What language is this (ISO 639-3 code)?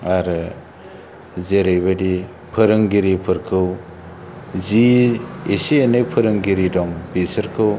brx